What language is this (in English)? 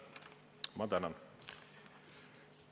Estonian